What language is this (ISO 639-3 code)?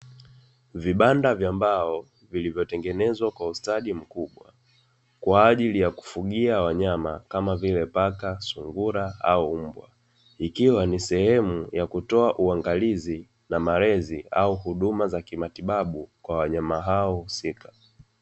swa